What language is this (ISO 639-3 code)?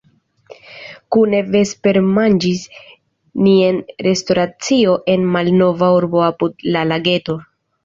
epo